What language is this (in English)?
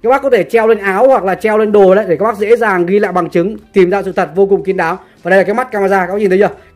Vietnamese